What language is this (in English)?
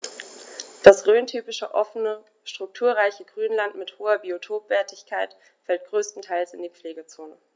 German